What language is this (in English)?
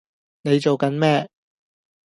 Cantonese